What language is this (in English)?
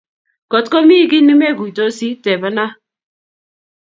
Kalenjin